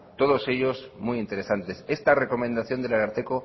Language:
Spanish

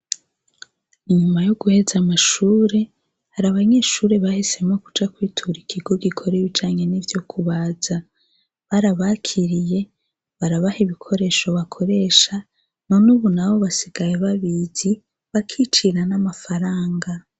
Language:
Rundi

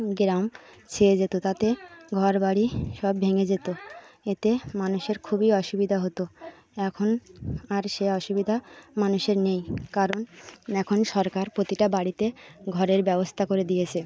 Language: Bangla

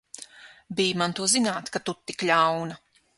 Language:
Latvian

